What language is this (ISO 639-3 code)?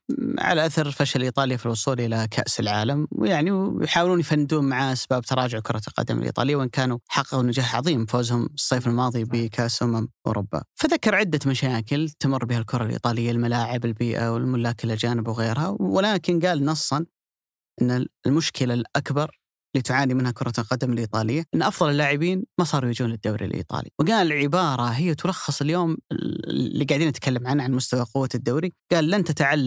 ara